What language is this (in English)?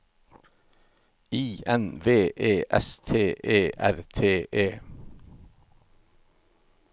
Norwegian